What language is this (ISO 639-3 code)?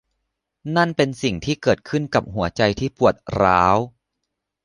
tha